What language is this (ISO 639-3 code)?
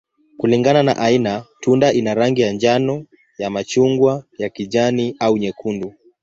swa